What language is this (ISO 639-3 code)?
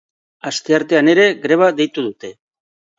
eus